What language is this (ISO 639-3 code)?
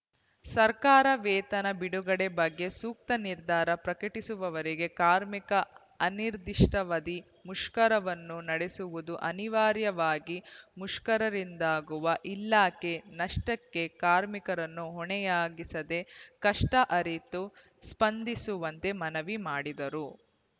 kan